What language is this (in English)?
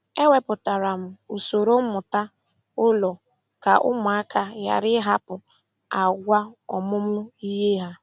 Igbo